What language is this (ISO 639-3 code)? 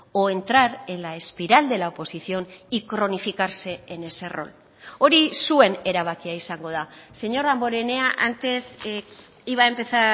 spa